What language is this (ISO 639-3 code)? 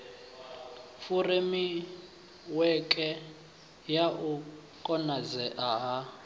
ven